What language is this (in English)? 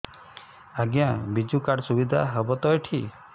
Odia